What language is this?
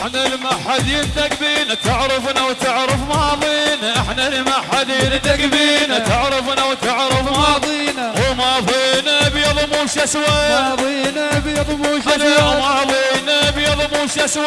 Arabic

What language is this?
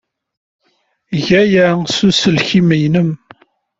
Kabyle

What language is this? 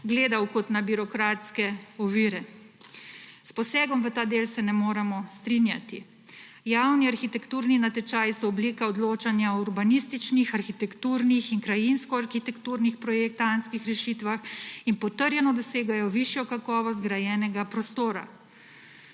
Slovenian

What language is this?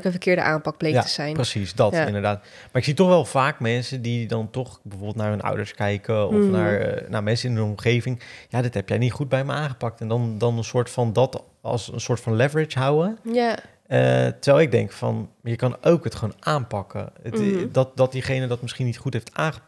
Dutch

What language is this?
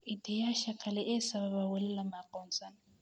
Somali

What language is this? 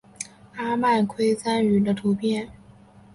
Chinese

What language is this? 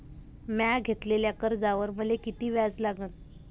Marathi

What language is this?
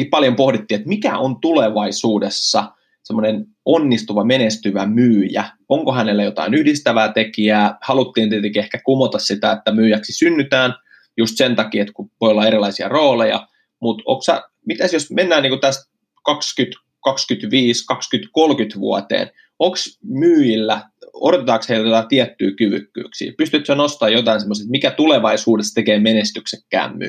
Finnish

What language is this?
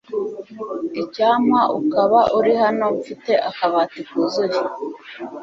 Kinyarwanda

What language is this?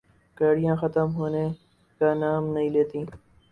Urdu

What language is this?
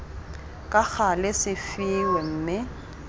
Tswana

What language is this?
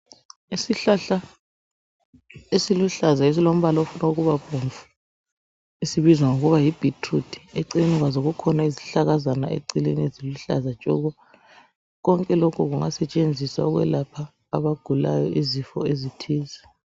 North Ndebele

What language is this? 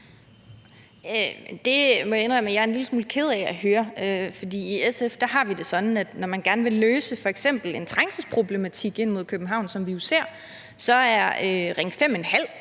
Danish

